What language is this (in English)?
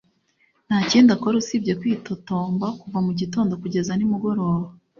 Kinyarwanda